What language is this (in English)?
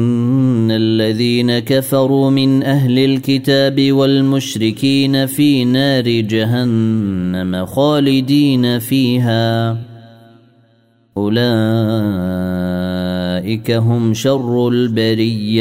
Arabic